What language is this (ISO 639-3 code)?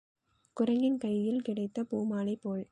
tam